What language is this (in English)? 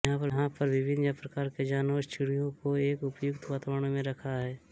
Hindi